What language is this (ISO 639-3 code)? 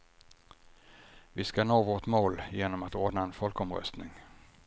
swe